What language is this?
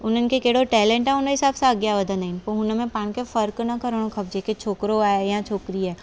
Sindhi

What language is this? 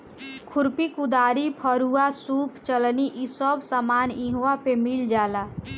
Bhojpuri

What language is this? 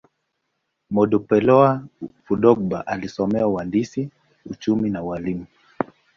Swahili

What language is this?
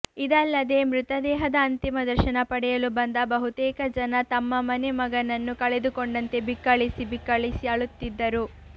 Kannada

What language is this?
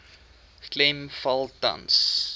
Afrikaans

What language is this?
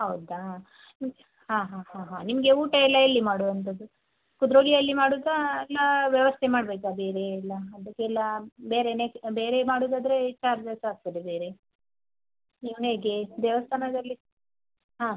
Kannada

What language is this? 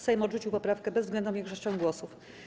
Polish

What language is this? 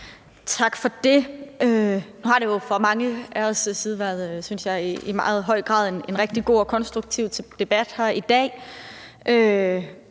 Danish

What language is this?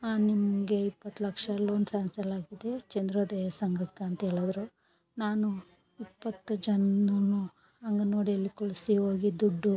Kannada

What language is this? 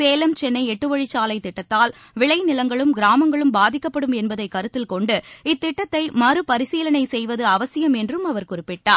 Tamil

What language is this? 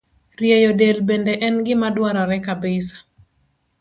Luo (Kenya and Tanzania)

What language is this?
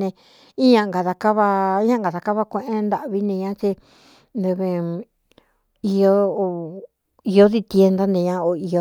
Cuyamecalco Mixtec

